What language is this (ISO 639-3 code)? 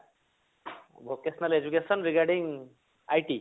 ori